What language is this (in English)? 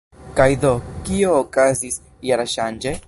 Esperanto